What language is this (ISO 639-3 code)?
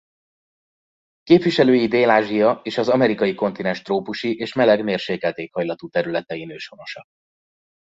hun